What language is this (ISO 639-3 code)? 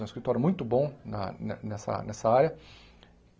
por